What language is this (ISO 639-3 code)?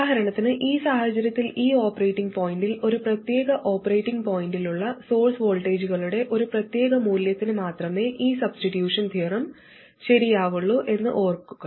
mal